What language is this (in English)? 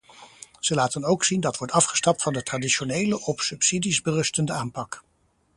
Dutch